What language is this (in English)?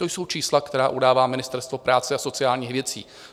Czech